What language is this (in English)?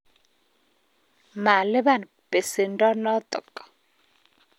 Kalenjin